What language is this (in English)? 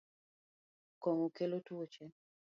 Luo (Kenya and Tanzania)